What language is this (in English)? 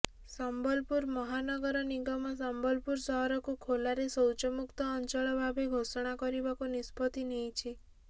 Odia